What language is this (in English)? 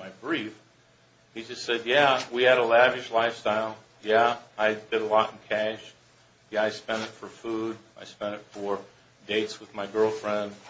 English